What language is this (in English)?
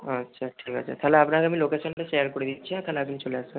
Bangla